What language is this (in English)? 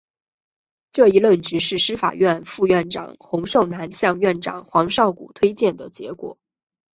Chinese